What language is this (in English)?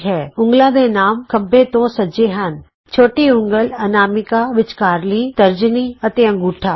Punjabi